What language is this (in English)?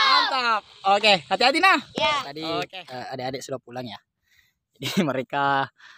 Indonesian